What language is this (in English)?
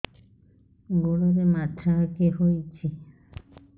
Odia